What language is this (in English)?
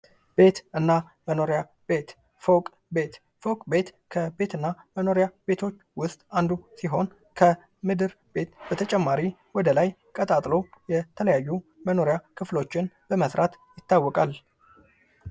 Amharic